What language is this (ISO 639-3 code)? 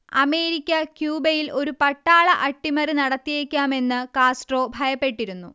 mal